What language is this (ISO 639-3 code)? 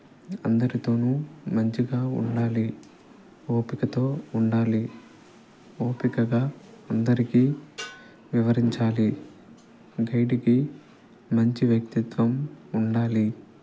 tel